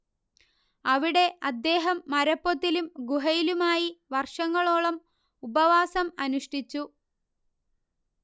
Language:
Malayalam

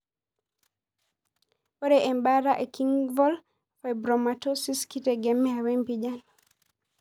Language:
Masai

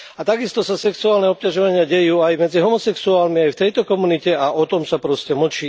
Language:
Slovak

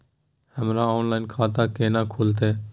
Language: Maithili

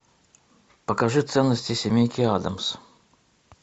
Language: Russian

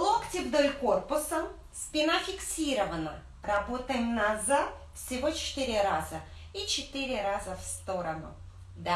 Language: Russian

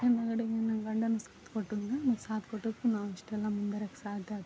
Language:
Kannada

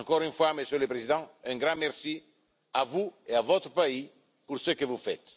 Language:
French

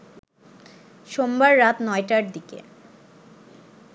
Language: Bangla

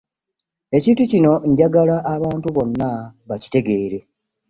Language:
Ganda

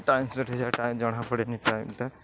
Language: Odia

